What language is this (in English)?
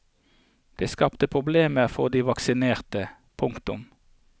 Norwegian